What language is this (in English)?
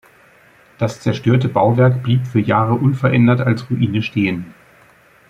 German